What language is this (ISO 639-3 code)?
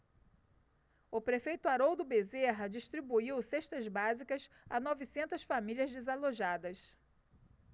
por